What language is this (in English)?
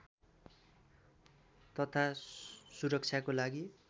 Nepali